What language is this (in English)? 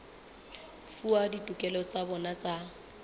Southern Sotho